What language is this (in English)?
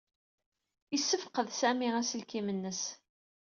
Kabyle